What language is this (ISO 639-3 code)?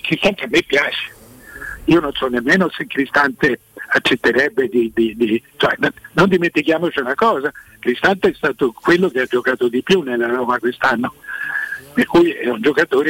ita